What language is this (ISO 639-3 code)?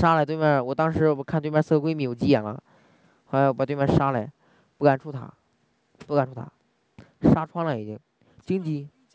zho